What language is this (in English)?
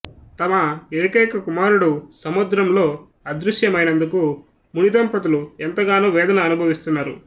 Telugu